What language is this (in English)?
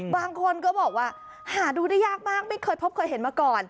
Thai